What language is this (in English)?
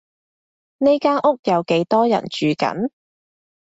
Cantonese